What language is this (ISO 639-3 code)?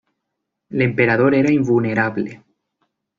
cat